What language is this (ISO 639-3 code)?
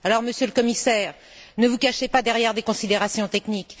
fra